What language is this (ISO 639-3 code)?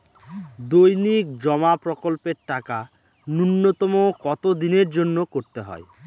ben